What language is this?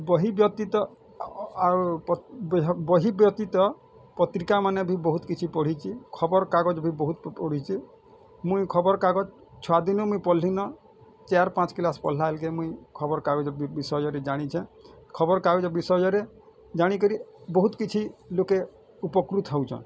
Odia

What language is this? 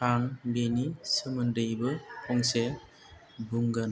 Bodo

